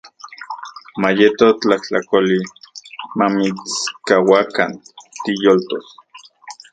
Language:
Central Puebla Nahuatl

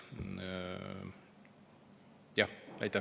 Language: Estonian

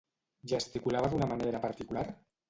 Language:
Catalan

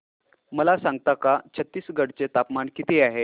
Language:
Marathi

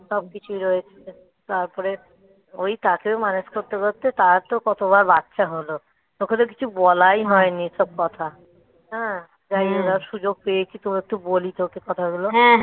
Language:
Bangla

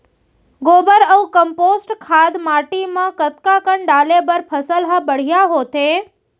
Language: Chhattisgarhi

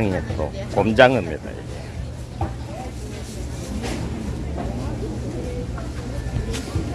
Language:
Korean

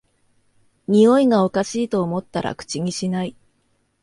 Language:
Japanese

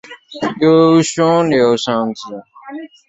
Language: Chinese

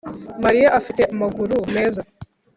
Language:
Kinyarwanda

